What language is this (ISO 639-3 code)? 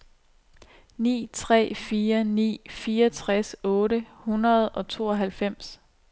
dan